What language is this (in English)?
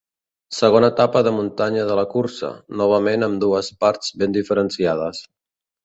Catalan